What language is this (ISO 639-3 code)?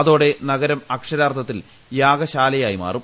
mal